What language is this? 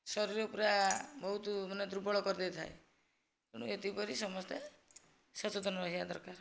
Odia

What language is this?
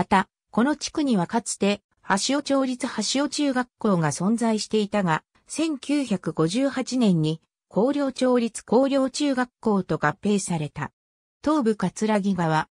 Japanese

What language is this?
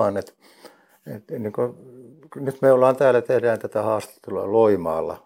Finnish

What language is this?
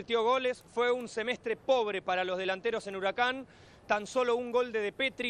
Spanish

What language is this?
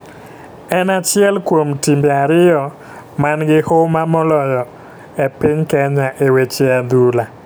Luo (Kenya and Tanzania)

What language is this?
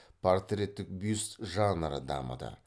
Kazakh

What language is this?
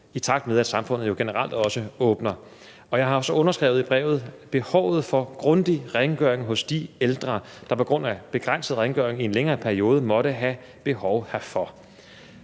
Danish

